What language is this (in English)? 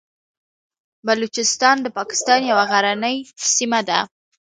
Pashto